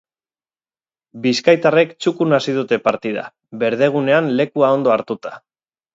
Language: Basque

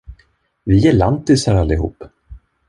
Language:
Swedish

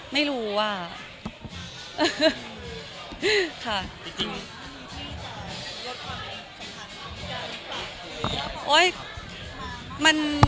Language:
Thai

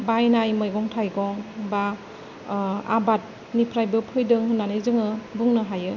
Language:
Bodo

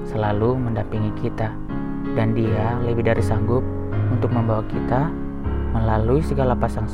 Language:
Indonesian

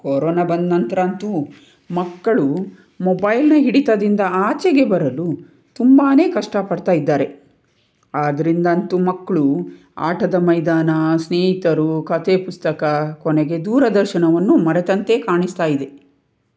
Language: Kannada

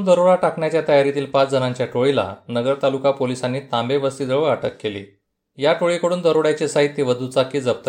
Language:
Marathi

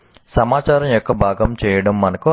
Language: Telugu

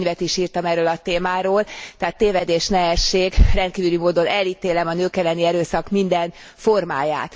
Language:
Hungarian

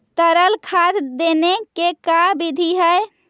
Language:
Magahi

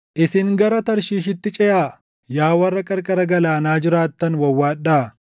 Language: Oromo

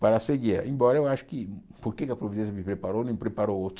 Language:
Portuguese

